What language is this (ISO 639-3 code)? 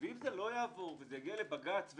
heb